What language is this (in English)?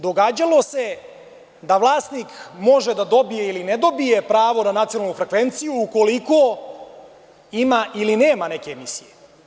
Serbian